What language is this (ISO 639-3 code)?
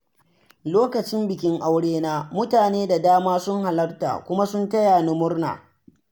hau